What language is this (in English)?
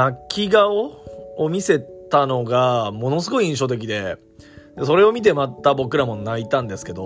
Japanese